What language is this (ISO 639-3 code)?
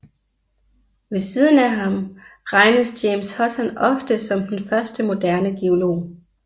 dan